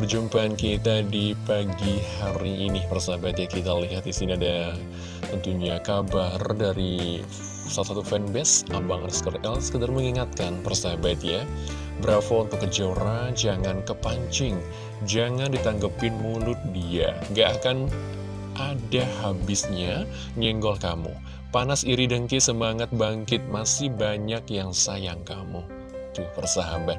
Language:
Indonesian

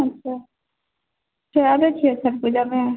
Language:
Maithili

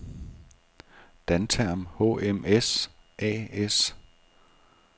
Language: Danish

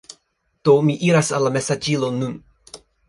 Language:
Esperanto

